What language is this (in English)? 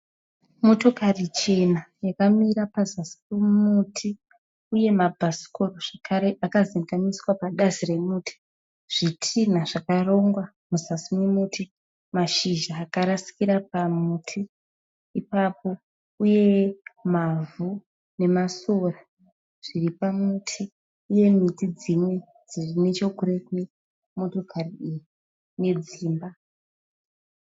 Shona